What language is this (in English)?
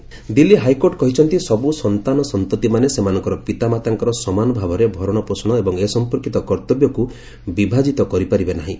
Odia